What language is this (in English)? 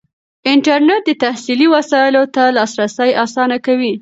Pashto